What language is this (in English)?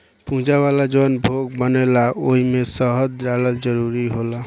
Bhojpuri